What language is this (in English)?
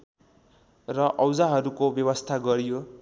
Nepali